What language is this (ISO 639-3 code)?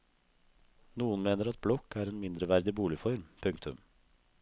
nor